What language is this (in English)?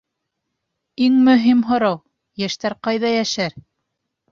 Bashkir